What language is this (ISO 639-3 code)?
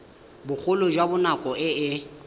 tsn